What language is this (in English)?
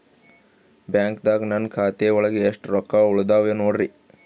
Kannada